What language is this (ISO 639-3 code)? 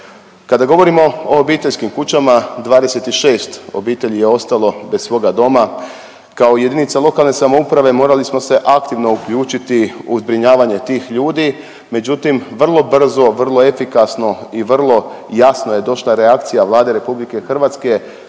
hrv